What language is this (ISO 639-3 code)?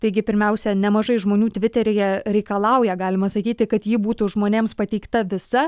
lit